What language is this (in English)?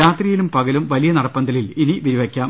Malayalam